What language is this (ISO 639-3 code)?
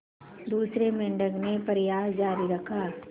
hin